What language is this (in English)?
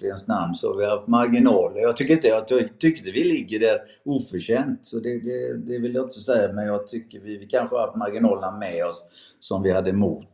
Swedish